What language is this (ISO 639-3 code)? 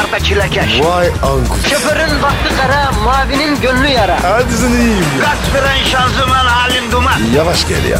tur